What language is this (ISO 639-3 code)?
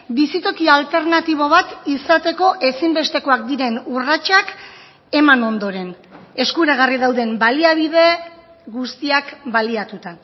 eus